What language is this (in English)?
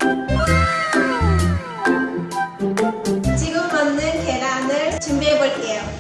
Korean